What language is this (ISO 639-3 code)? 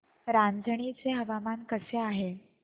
mar